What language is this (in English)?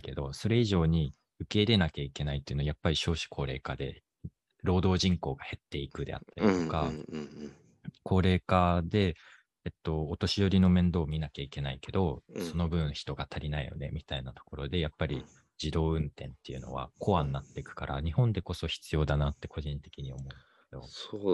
Japanese